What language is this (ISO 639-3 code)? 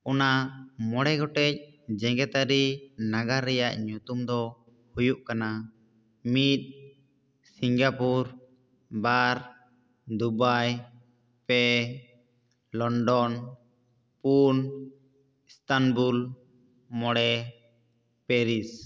sat